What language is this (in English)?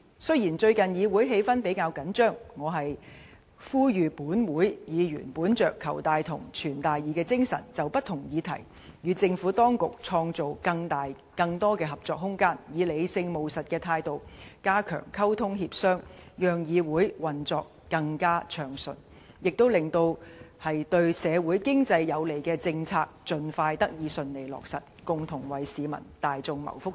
Cantonese